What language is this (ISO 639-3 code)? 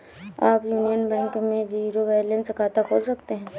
hin